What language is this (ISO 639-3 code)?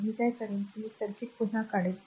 mar